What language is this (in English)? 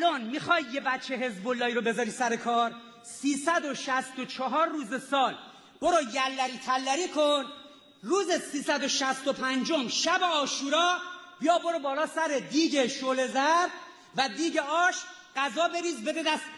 Persian